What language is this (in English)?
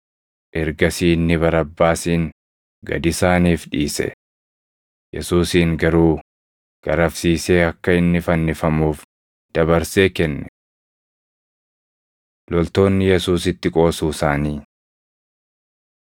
Oromo